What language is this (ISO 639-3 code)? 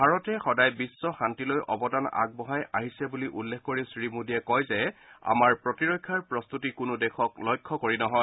asm